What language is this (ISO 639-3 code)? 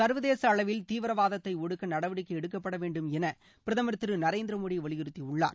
tam